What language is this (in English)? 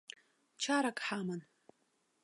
Abkhazian